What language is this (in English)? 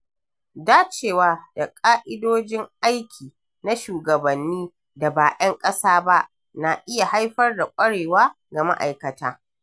Hausa